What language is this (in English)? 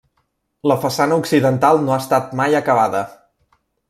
Catalan